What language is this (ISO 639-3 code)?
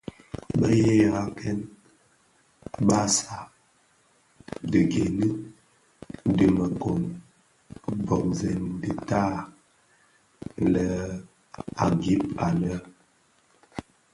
ksf